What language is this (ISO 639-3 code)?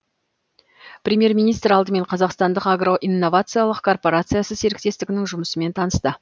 kaz